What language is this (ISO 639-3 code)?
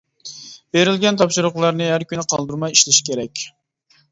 uig